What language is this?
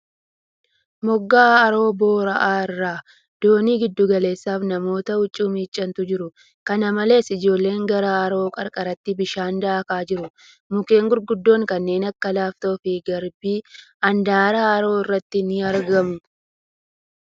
Oromo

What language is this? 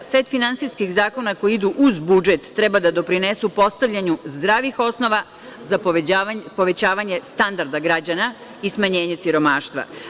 Serbian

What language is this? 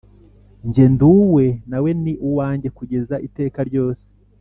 Kinyarwanda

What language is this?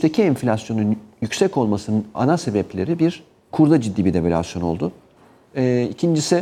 Turkish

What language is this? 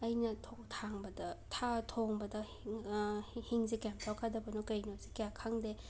Manipuri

